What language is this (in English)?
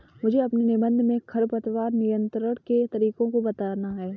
Hindi